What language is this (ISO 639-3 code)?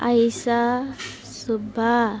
nep